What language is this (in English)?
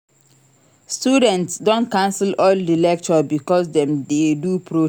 Nigerian Pidgin